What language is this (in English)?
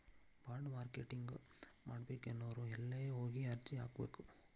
Kannada